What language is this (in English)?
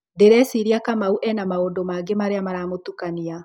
Kikuyu